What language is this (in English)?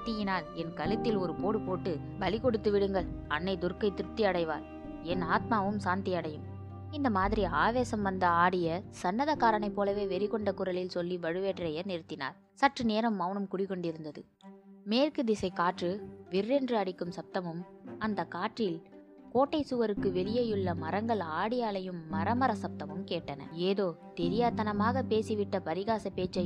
Tamil